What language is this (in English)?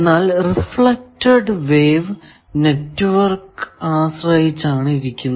Malayalam